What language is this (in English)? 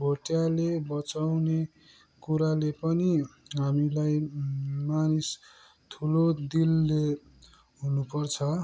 Nepali